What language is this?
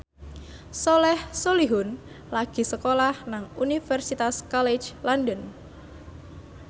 Javanese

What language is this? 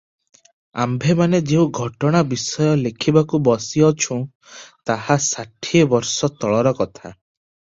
Odia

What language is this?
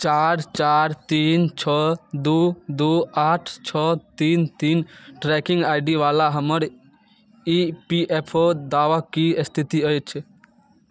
Maithili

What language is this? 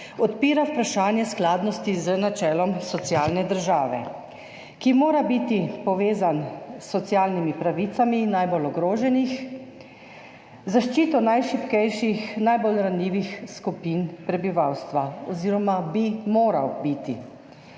Slovenian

